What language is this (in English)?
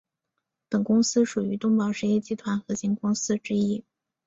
Chinese